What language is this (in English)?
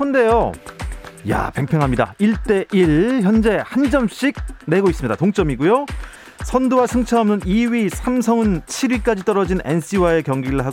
Korean